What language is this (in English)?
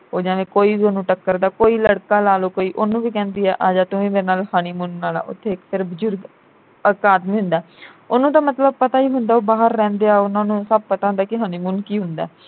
Punjabi